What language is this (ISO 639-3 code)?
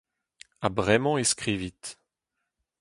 bre